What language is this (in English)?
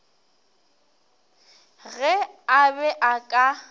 Northern Sotho